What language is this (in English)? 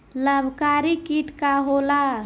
Bhojpuri